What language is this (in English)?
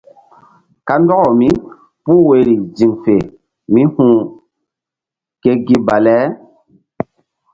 Mbum